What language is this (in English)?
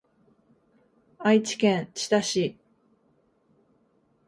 Japanese